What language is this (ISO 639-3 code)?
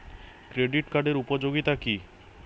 ben